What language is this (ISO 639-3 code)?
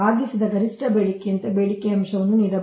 kan